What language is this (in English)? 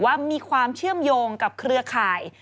Thai